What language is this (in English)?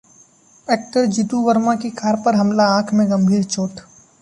Hindi